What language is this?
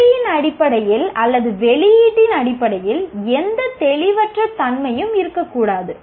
Tamil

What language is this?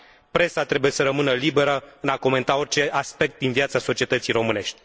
Romanian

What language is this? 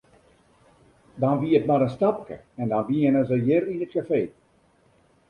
Western Frisian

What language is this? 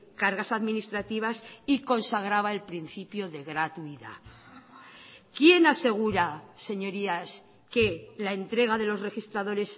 Spanish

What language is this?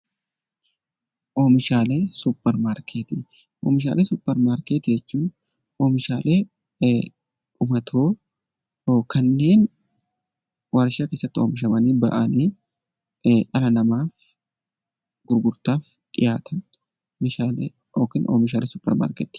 Oromo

